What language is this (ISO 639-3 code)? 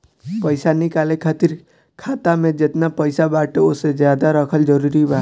bho